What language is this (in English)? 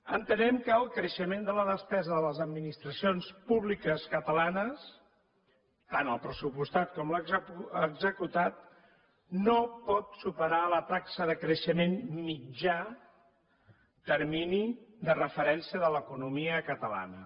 Catalan